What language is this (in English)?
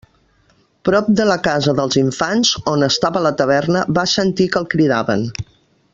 Catalan